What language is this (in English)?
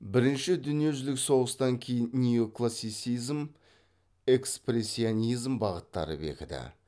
Kazakh